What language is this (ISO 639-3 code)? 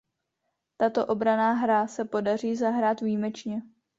ces